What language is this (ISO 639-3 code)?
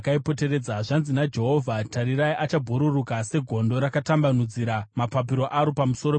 sna